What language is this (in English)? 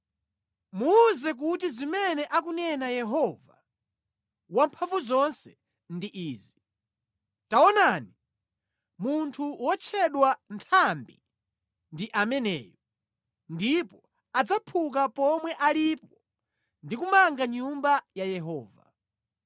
Nyanja